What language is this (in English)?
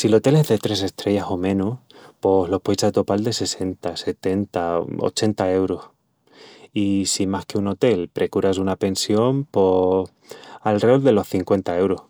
Extremaduran